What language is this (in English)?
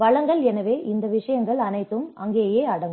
Tamil